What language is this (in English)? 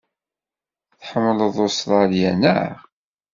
Kabyle